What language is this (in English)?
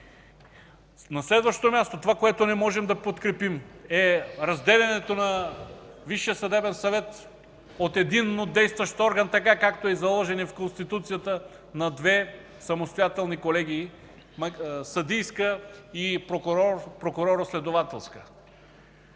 Bulgarian